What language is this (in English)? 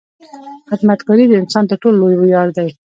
Pashto